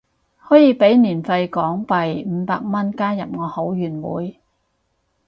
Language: Cantonese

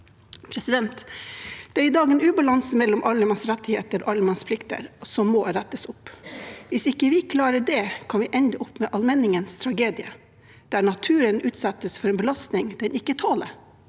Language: Norwegian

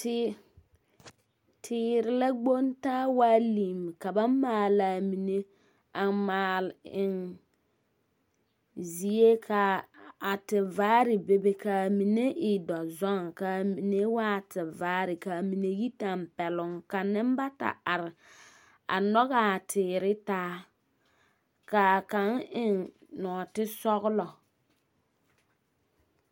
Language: Southern Dagaare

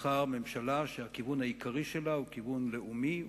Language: Hebrew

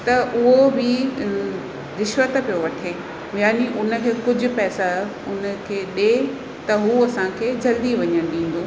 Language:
Sindhi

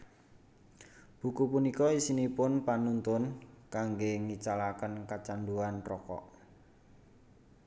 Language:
Javanese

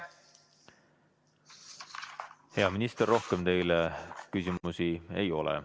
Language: Estonian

